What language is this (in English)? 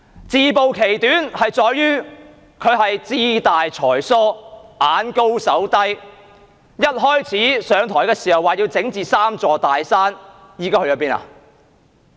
Cantonese